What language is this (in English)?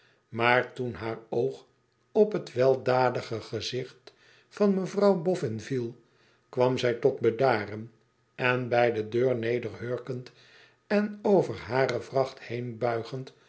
Dutch